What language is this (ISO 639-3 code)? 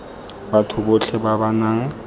tsn